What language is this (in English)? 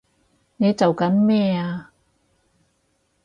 Cantonese